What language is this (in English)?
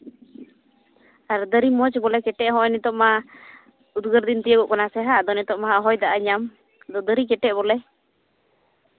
Santali